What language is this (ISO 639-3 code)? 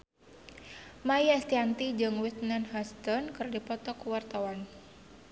sun